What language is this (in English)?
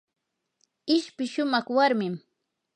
Yanahuanca Pasco Quechua